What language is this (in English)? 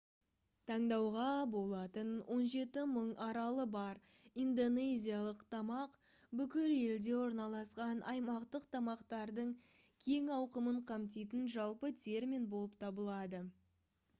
Kazakh